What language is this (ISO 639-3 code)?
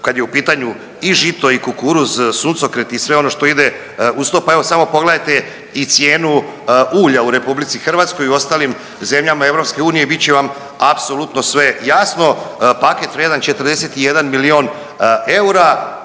hrv